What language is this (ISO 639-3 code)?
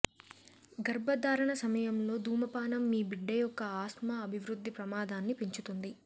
tel